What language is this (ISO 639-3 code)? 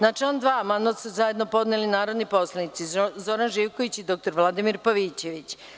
srp